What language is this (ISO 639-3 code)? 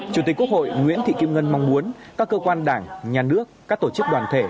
vie